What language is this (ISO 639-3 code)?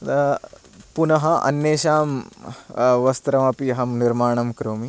san